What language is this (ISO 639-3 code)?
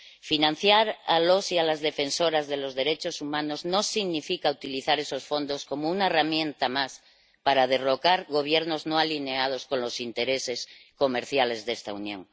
spa